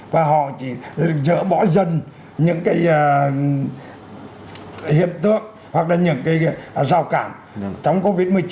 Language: Vietnamese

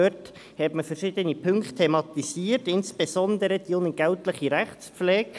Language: Swiss German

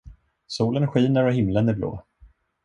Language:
Swedish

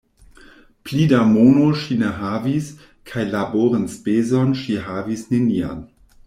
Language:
Esperanto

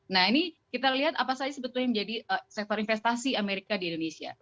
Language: Indonesian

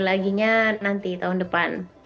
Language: Indonesian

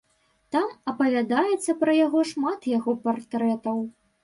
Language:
Belarusian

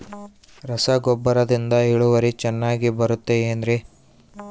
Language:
Kannada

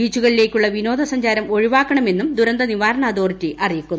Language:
Malayalam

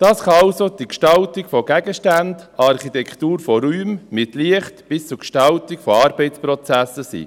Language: Swiss German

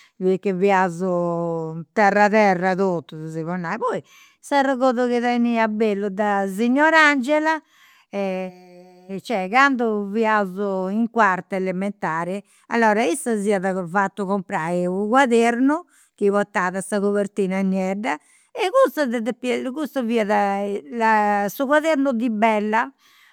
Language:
Campidanese Sardinian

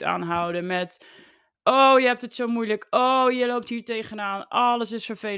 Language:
Dutch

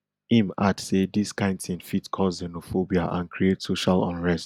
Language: Nigerian Pidgin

